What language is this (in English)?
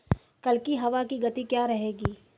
Hindi